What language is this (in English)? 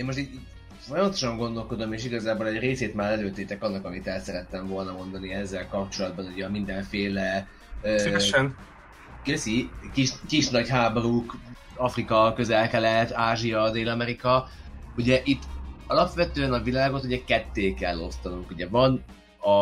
Hungarian